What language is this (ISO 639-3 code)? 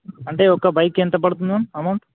tel